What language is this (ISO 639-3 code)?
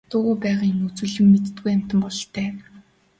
mon